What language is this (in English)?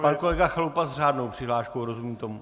Czech